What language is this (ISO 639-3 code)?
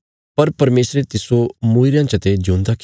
kfs